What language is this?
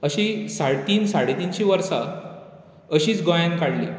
Konkani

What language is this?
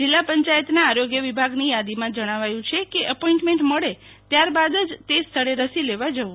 Gujarati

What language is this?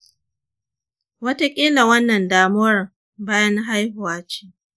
Hausa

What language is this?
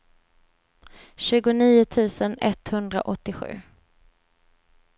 Swedish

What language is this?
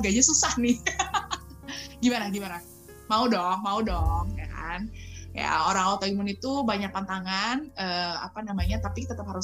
Indonesian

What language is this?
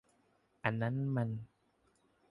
Thai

